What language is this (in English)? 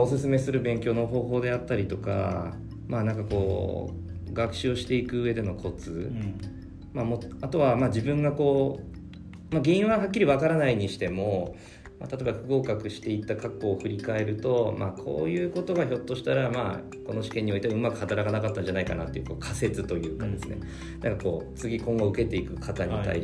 Japanese